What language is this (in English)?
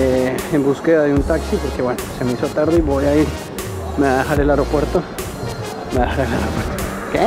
Spanish